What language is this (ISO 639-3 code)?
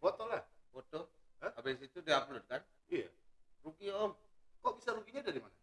ind